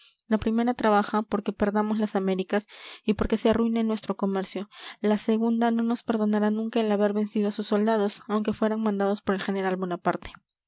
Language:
Spanish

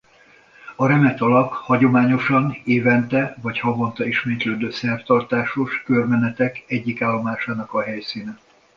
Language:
Hungarian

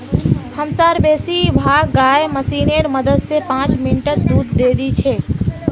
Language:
Magahi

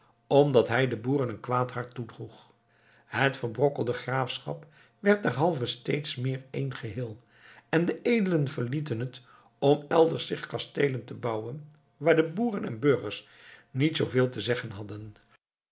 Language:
Dutch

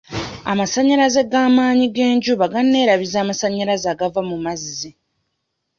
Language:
Ganda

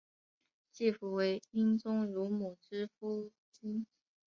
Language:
Chinese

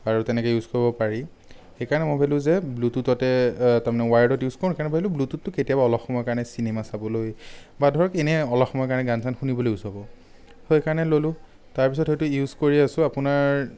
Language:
Assamese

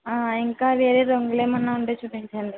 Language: Telugu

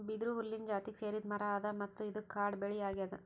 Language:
Kannada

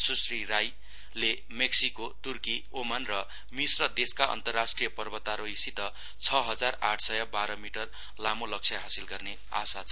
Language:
Nepali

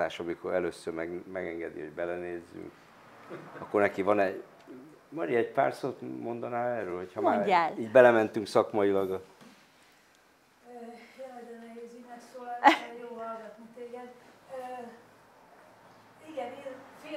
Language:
Hungarian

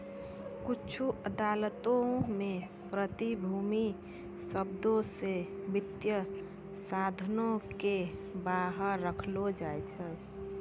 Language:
Maithili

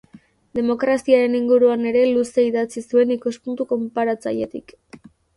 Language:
Basque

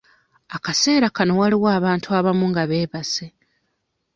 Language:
Ganda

